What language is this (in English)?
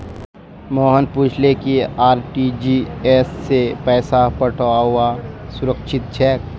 Magahi